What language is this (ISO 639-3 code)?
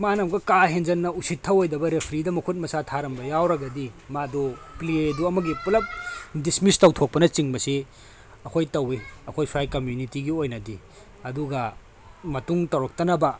mni